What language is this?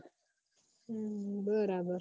Gujarati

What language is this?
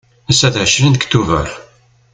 Kabyle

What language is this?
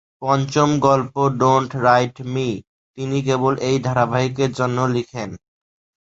Bangla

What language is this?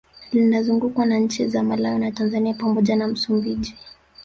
Swahili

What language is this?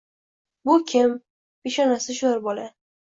Uzbek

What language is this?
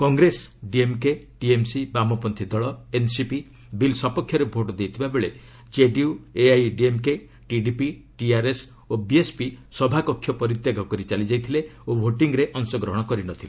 Odia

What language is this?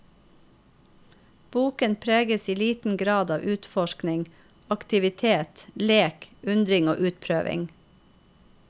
Norwegian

